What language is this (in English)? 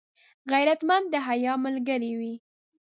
Pashto